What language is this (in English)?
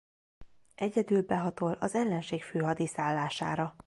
Hungarian